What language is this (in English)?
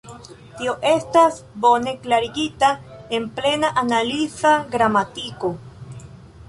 Esperanto